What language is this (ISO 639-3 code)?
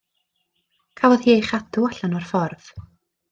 cym